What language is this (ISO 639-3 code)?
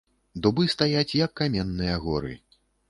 bel